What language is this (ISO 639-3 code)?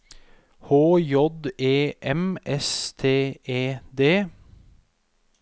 nor